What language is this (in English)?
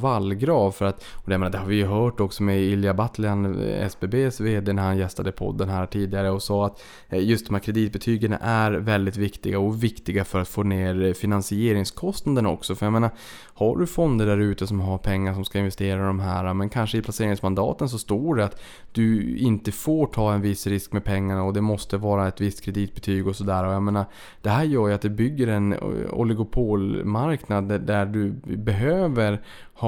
Swedish